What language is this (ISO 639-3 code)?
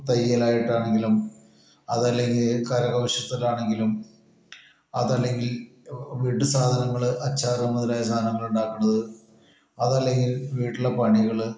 mal